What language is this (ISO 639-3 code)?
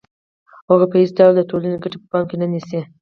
pus